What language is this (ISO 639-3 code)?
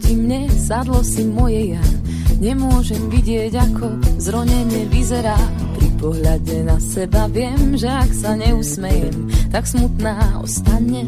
slk